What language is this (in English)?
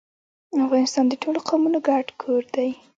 Pashto